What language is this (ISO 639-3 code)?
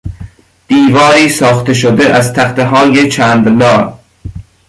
fas